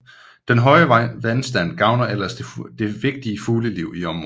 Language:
Danish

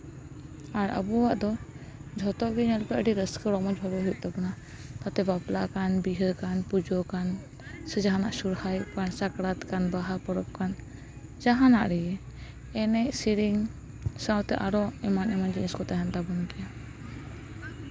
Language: Santali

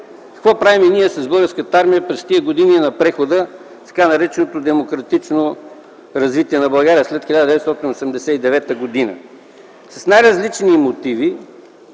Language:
Bulgarian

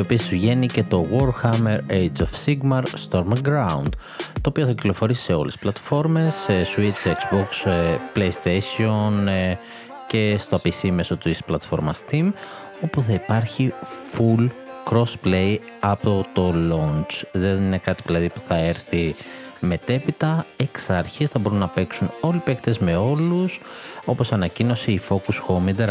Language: Greek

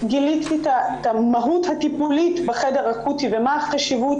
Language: Hebrew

